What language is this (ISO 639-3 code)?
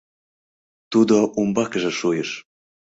chm